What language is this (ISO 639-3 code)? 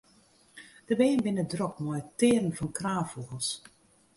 fry